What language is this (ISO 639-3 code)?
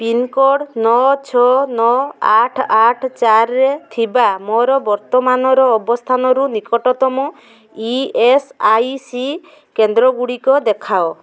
ori